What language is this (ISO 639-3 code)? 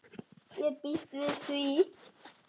isl